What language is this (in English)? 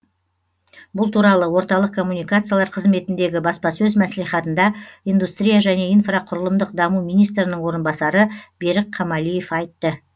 Kazakh